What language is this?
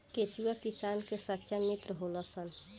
Bhojpuri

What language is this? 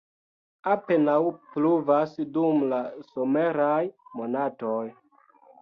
Esperanto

